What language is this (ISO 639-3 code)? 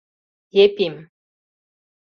chm